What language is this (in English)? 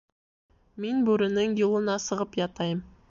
Bashkir